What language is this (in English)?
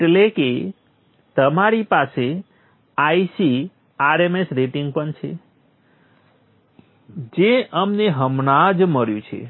Gujarati